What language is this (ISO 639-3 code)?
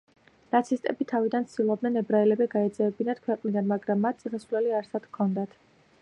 kat